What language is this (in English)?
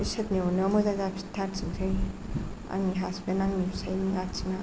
Bodo